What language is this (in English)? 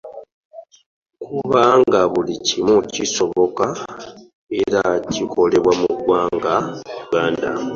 Ganda